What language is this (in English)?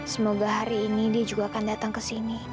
Indonesian